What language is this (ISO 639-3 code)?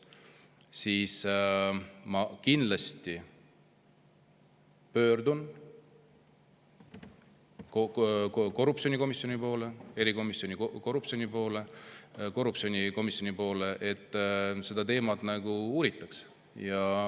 est